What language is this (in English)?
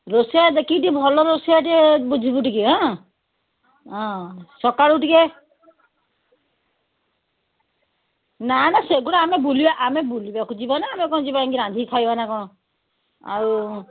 Odia